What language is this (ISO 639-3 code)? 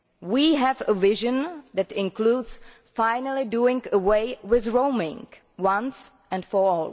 eng